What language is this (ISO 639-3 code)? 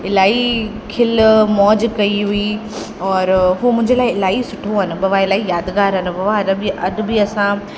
snd